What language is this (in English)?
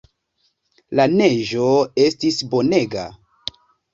Esperanto